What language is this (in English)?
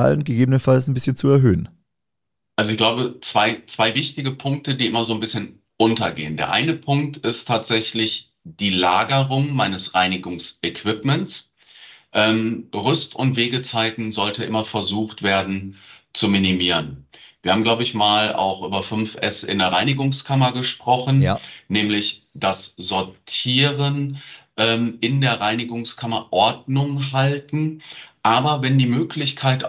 German